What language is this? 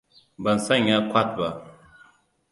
Hausa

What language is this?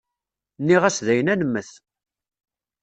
Kabyle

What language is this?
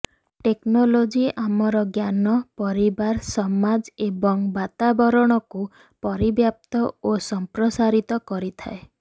Odia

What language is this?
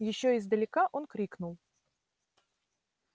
Russian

